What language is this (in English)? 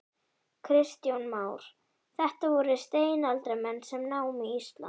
Icelandic